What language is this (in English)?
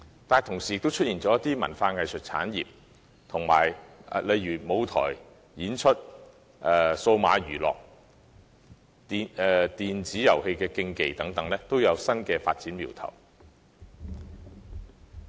Cantonese